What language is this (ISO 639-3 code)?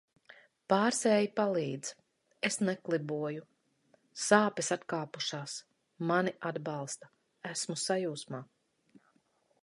lav